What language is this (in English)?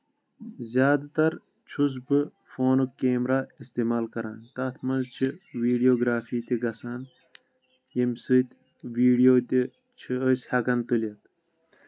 Kashmiri